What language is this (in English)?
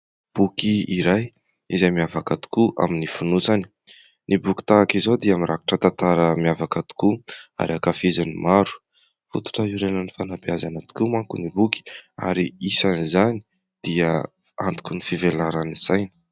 Malagasy